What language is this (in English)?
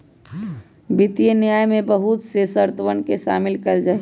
Magahi